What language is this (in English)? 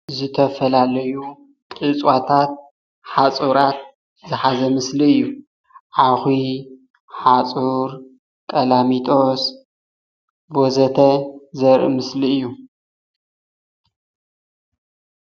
Tigrinya